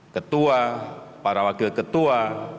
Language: Indonesian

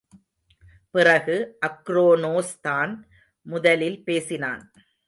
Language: Tamil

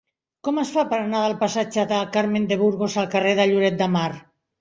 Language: Catalan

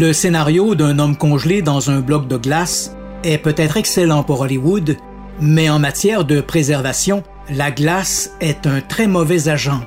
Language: French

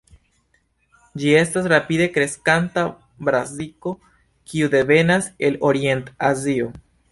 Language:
Esperanto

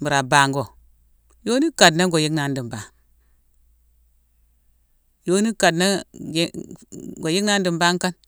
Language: Mansoanka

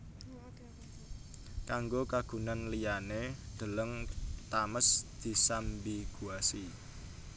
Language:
Javanese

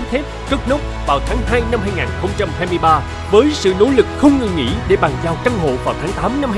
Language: Vietnamese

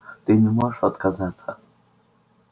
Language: Russian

